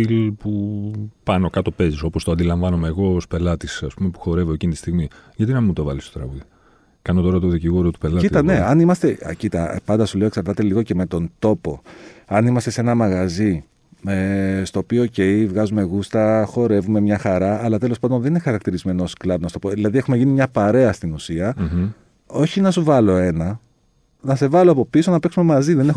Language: Greek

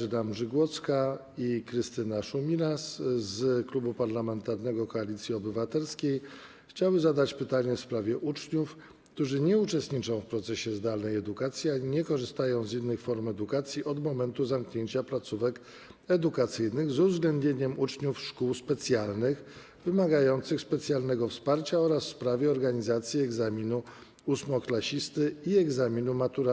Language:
Polish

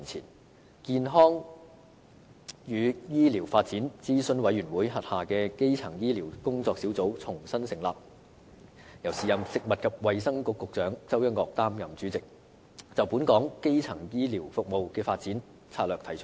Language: Cantonese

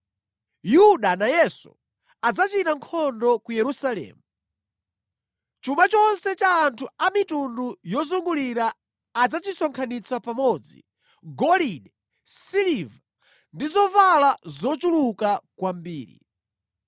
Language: Nyanja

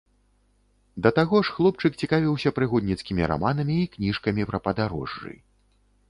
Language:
Belarusian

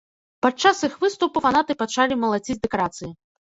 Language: Belarusian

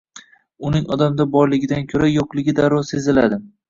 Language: Uzbek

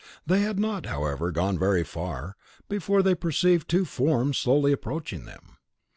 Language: English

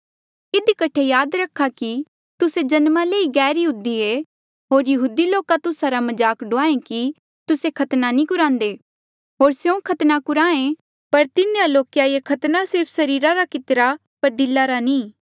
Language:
Mandeali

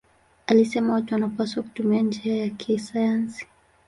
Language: Swahili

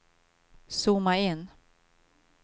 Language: Swedish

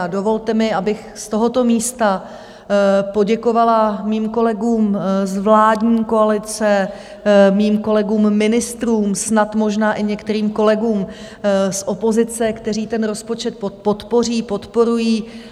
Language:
Czech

